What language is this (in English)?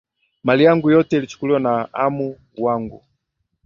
Swahili